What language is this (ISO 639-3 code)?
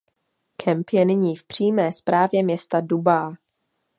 ces